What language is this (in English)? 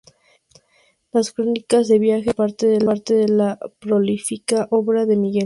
Spanish